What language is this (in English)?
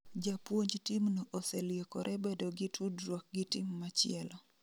Luo (Kenya and Tanzania)